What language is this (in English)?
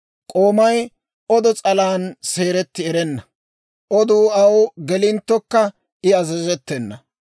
Dawro